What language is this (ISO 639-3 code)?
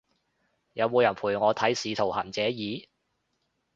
yue